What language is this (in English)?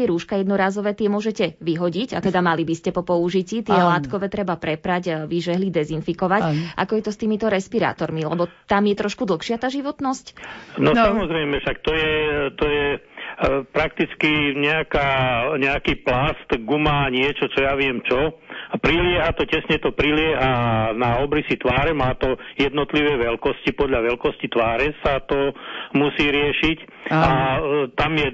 Slovak